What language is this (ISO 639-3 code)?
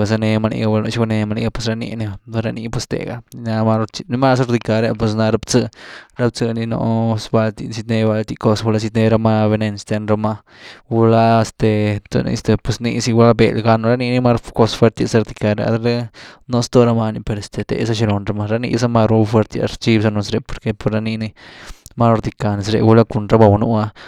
ztu